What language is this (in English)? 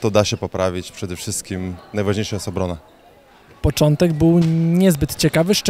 Polish